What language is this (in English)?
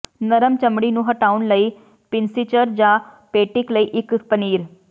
Punjabi